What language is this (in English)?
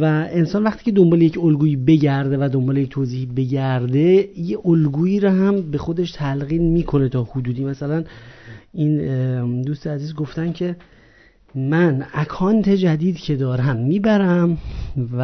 Persian